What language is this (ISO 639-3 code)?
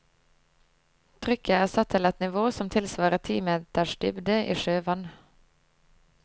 nor